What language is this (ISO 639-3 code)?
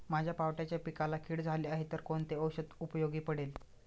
mar